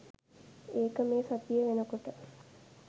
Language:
Sinhala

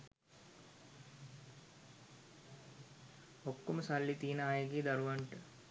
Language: Sinhala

